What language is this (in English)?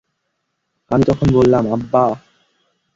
Bangla